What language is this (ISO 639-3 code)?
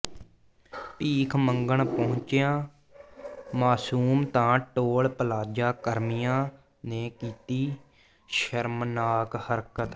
pan